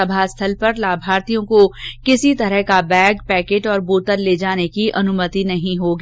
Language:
Hindi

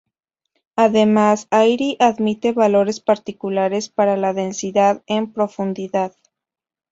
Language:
Spanish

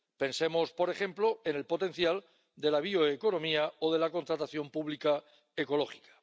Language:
Spanish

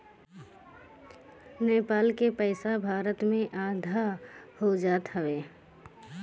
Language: Bhojpuri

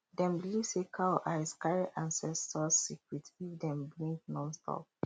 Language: Nigerian Pidgin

